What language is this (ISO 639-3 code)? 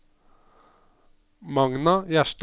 nor